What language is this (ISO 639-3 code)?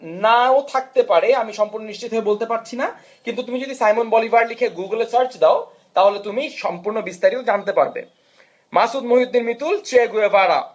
ben